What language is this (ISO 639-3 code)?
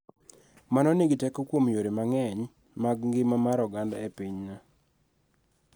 luo